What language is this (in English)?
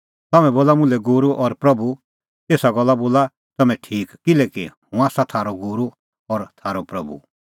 Kullu Pahari